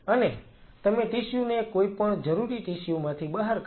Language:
Gujarati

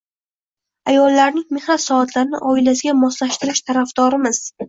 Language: Uzbek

